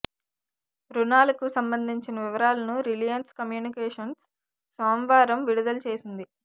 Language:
Telugu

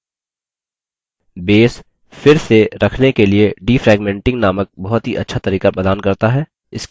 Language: Hindi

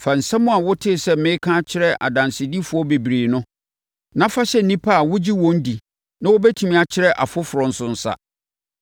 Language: Akan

